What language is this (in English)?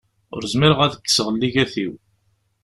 Kabyle